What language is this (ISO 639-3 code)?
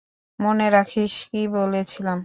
ben